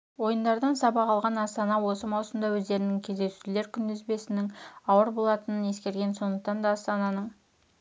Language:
Kazakh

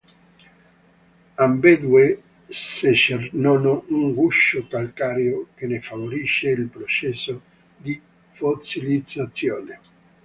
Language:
Italian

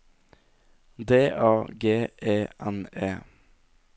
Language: Norwegian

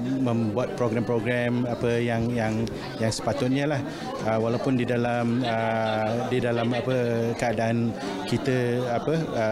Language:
Malay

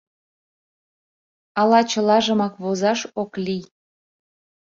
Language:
Mari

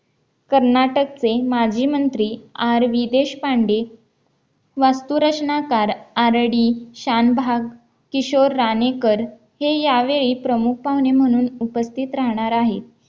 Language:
Marathi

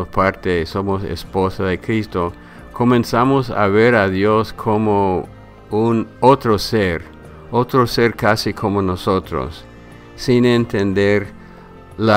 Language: Spanish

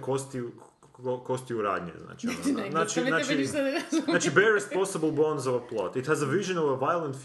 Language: Croatian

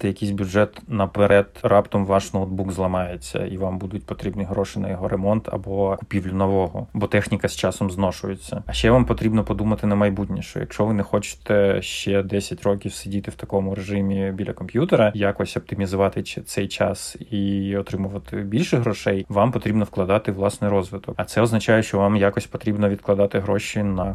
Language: Ukrainian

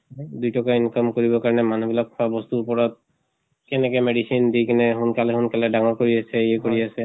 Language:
Assamese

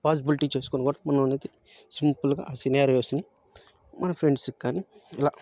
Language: Telugu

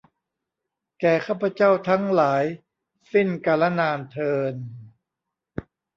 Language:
Thai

